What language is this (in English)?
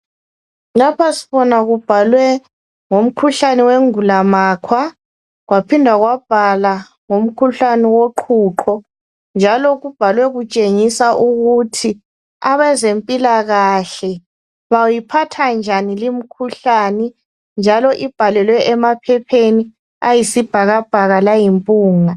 North Ndebele